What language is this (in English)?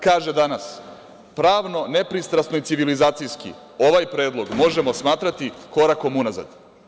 Serbian